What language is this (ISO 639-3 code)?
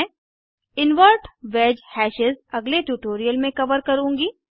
hin